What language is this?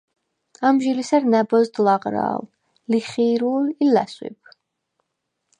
Svan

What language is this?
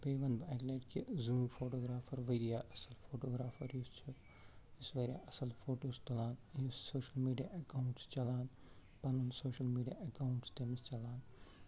Kashmiri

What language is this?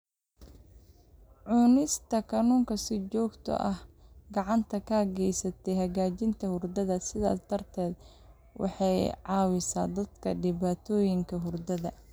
Somali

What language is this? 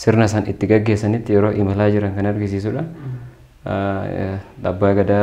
Indonesian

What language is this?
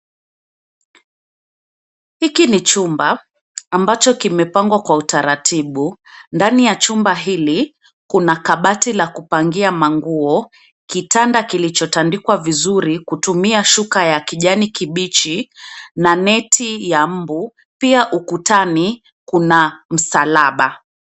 Swahili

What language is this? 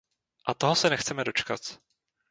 Czech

